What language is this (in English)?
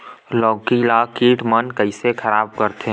Chhattisgarhi